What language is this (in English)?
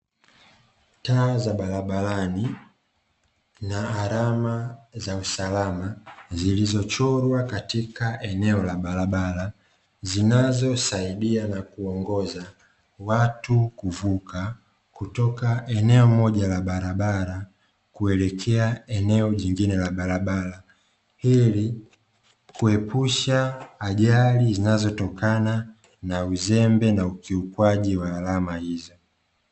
Swahili